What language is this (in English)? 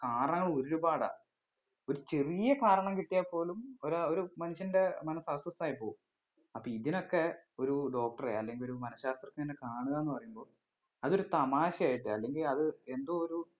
Malayalam